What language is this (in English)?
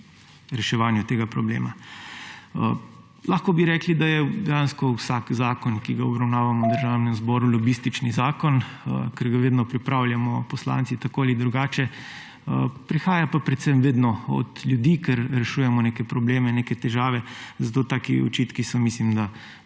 Slovenian